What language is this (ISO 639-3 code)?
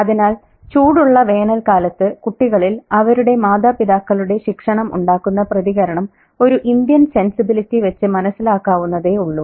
mal